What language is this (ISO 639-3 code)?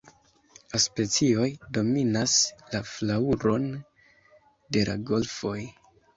epo